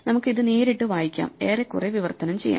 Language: Malayalam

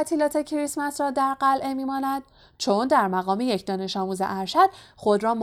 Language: Persian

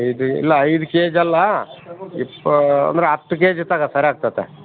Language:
Kannada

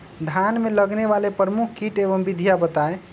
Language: Magahi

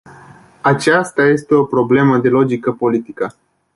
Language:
Romanian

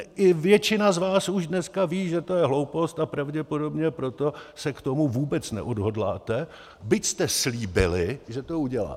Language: Czech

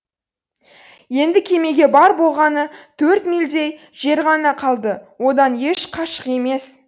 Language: Kazakh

